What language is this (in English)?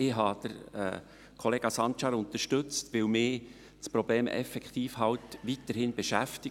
Swiss German